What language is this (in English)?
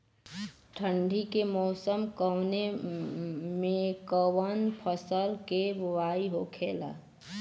Bhojpuri